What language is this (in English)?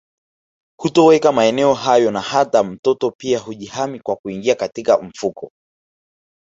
Swahili